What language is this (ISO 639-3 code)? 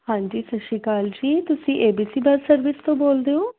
pan